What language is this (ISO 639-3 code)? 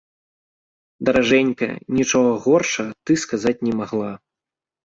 bel